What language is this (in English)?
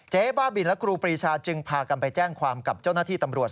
Thai